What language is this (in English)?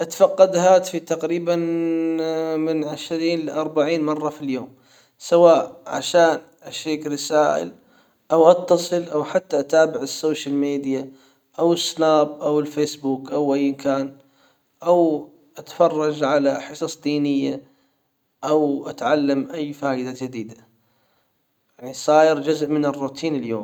Hijazi Arabic